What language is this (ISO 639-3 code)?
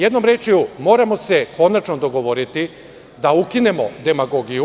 srp